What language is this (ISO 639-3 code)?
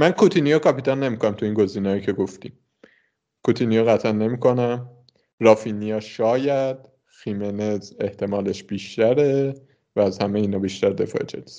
fas